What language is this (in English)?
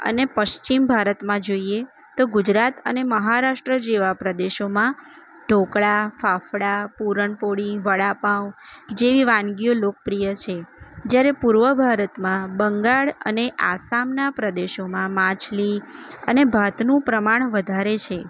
Gujarati